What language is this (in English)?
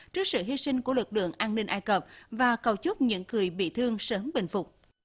Vietnamese